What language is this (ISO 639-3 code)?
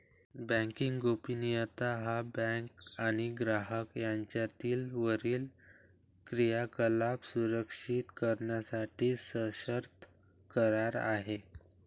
mar